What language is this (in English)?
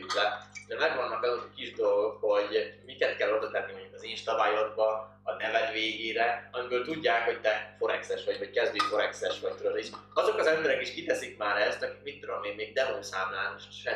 Hungarian